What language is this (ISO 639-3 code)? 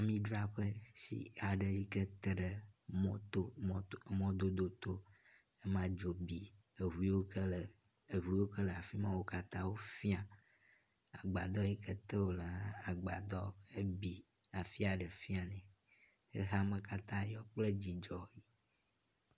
ewe